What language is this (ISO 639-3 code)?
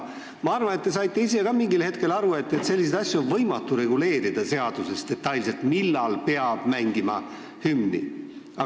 est